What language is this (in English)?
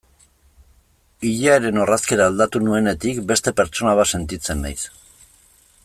Basque